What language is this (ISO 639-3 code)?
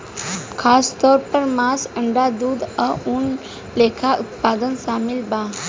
bho